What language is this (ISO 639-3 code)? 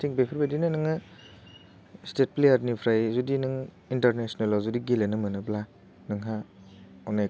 brx